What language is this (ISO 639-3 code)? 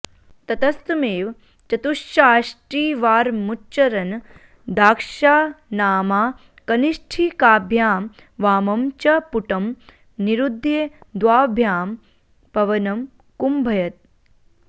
san